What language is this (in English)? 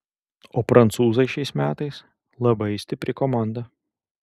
Lithuanian